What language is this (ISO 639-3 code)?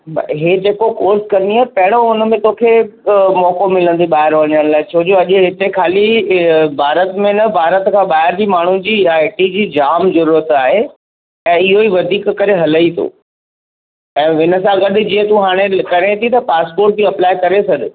snd